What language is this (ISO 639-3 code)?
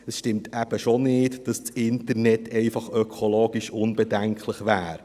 gsw